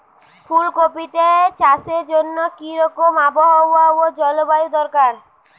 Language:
Bangla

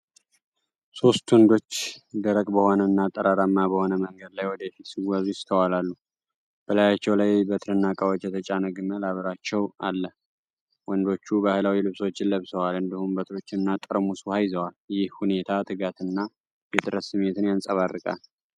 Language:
Amharic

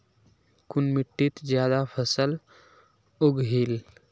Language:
Magahi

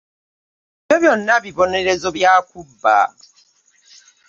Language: Ganda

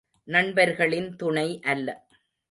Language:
Tamil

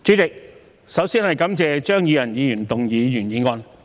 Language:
Cantonese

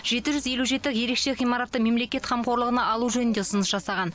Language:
Kazakh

